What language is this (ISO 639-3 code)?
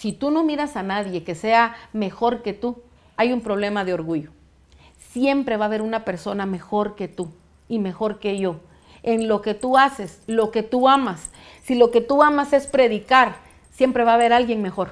spa